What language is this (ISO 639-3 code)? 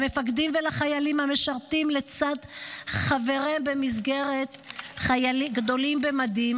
heb